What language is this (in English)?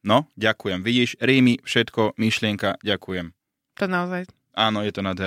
Slovak